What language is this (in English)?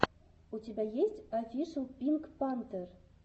Russian